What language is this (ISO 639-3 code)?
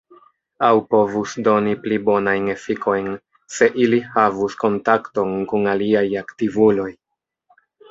epo